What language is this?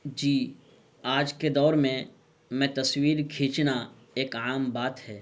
Urdu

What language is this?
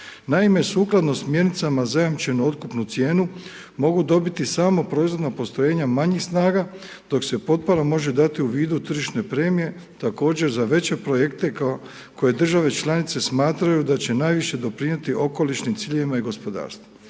Croatian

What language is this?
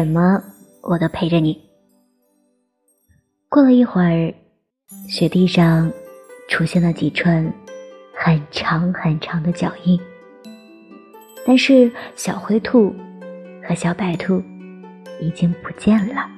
Chinese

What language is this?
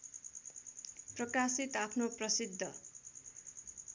Nepali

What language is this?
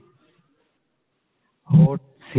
Punjabi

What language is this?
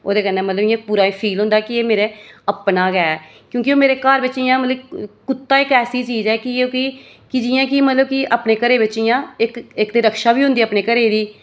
Dogri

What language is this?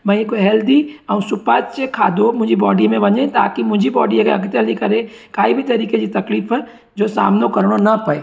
Sindhi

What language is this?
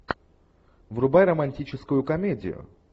Russian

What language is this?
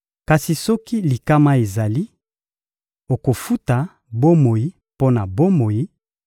Lingala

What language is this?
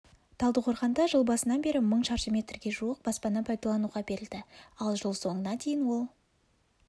Kazakh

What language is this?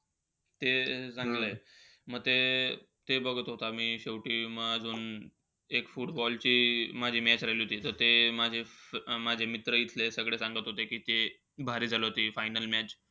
Marathi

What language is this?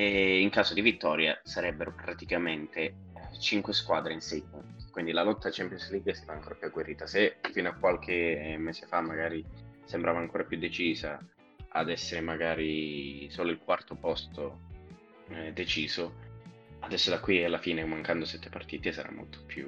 Italian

